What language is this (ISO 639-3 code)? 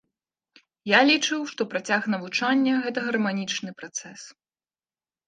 bel